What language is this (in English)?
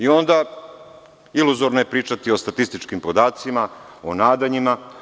Serbian